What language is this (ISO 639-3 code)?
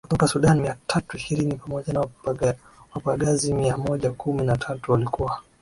swa